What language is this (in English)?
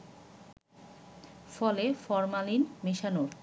Bangla